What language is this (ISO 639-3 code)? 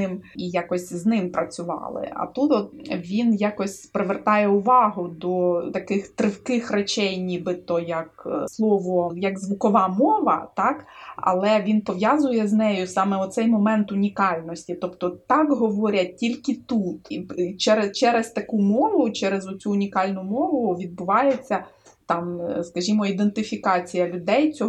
ukr